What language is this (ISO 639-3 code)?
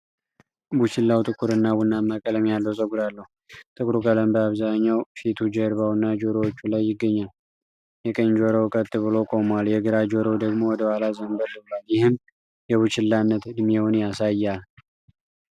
amh